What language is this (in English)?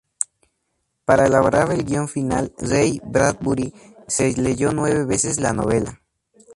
Spanish